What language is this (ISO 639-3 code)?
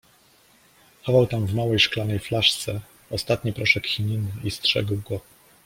pol